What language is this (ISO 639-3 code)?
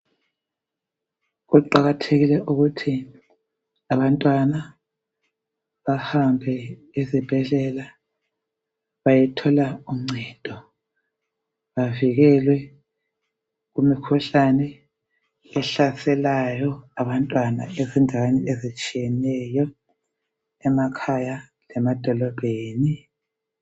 nde